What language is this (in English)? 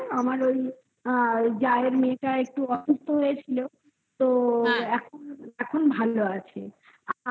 Bangla